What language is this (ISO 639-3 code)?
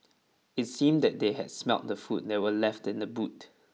eng